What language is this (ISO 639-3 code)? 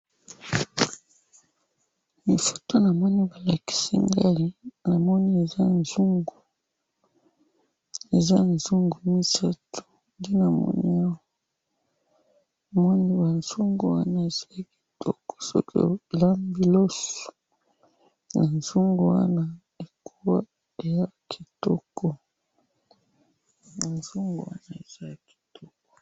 lin